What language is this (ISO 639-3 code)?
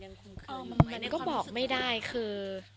tha